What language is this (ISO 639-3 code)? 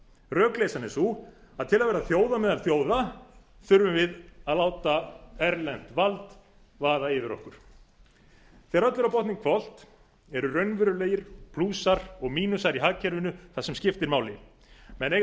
isl